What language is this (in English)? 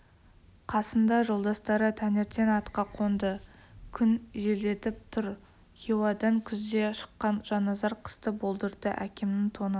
Kazakh